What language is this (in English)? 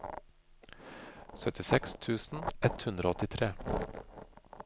Norwegian